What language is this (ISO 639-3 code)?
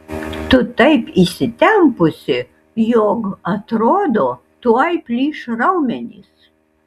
lit